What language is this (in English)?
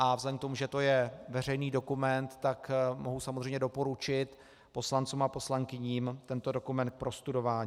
Czech